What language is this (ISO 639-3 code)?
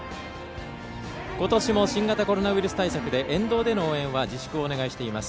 jpn